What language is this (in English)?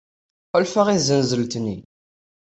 Kabyle